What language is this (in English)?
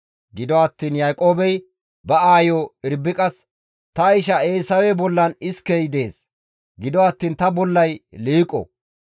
Gamo